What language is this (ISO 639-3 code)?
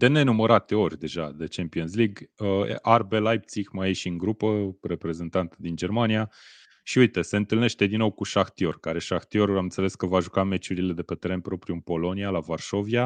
ron